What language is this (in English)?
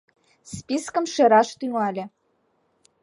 Mari